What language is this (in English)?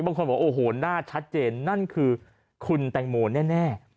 Thai